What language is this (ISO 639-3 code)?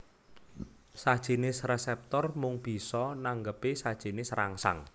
jav